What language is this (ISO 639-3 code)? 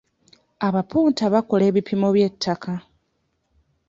lug